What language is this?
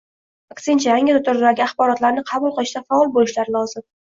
Uzbek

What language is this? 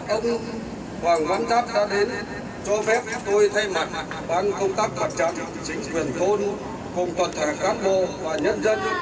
Vietnamese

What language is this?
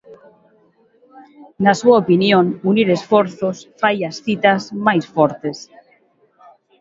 Galician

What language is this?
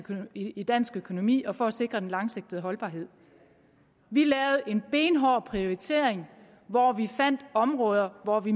Danish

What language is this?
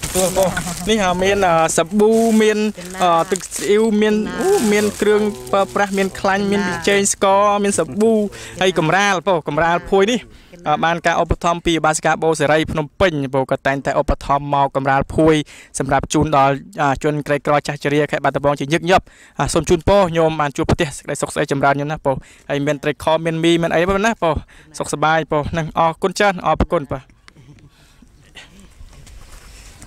Thai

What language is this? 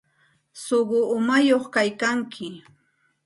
Santa Ana de Tusi Pasco Quechua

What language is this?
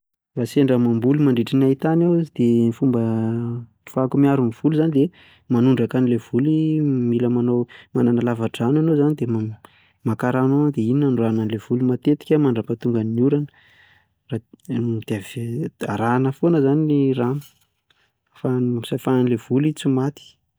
Malagasy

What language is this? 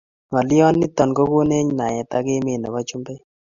Kalenjin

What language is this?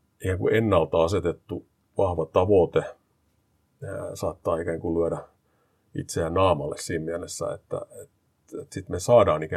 Finnish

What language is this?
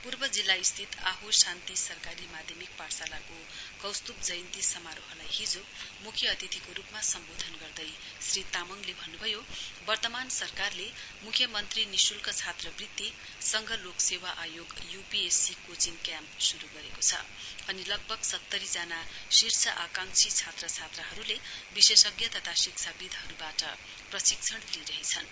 Nepali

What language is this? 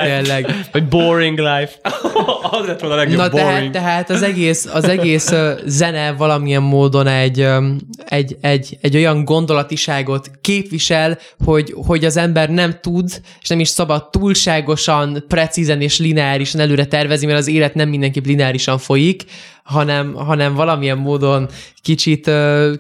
Hungarian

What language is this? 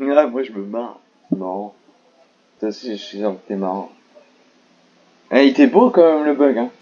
French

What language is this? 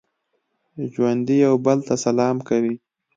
Pashto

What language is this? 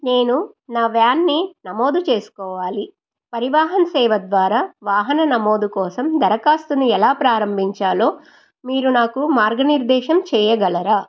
Telugu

